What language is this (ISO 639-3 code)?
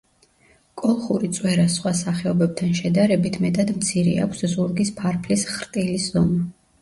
kat